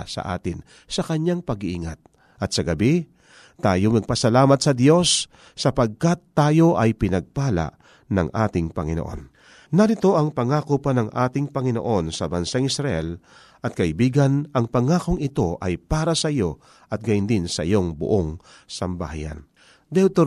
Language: Filipino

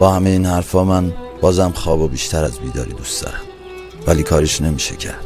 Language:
Persian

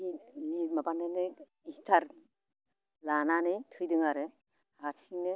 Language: Bodo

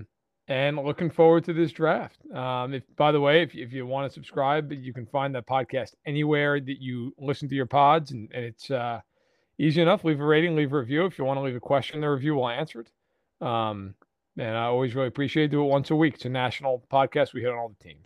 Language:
English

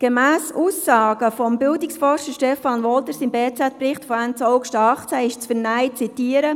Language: Swiss German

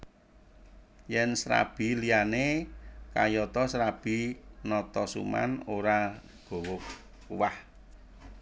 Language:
Javanese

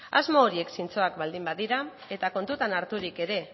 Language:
Basque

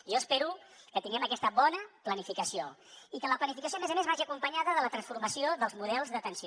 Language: Catalan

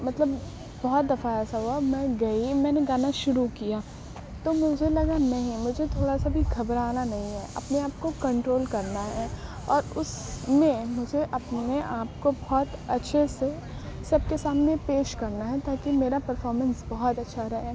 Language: Urdu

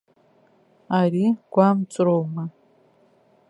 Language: Abkhazian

